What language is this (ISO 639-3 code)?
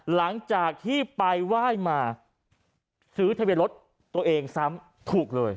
tha